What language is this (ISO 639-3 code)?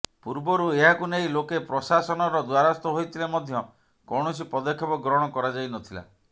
ori